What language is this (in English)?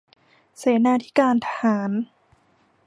Thai